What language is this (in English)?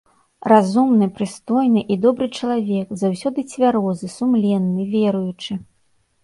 Belarusian